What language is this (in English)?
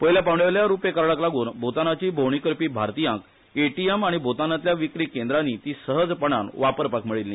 Konkani